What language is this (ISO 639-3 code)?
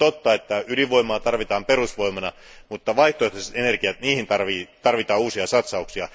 fin